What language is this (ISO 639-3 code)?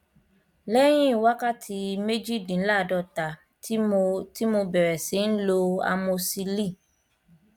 yor